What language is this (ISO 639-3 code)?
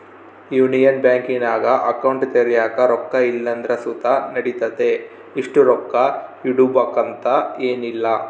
kan